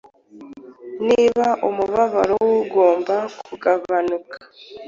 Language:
Kinyarwanda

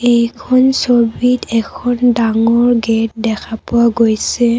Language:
Assamese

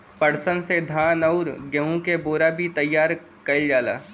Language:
Bhojpuri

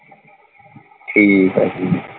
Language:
Punjabi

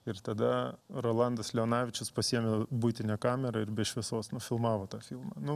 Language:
Lithuanian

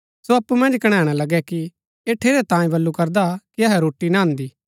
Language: Gaddi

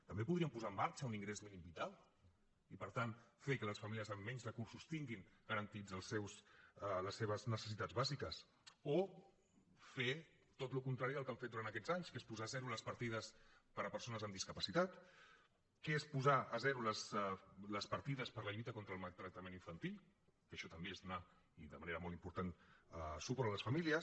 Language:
Catalan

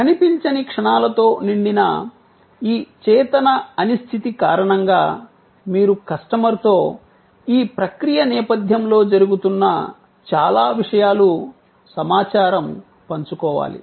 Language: Telugu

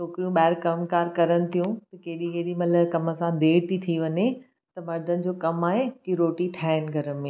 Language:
Sindhi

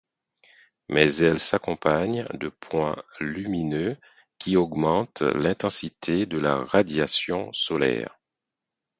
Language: French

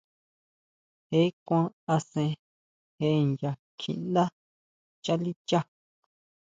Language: Huautla Mazatec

